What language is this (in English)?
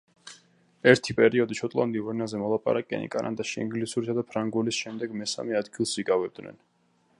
Georgian